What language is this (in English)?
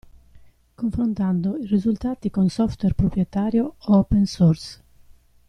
Italian